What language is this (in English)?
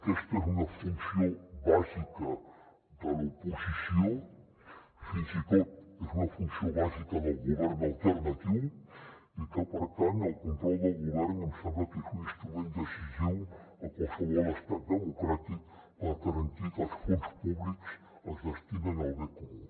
Catalan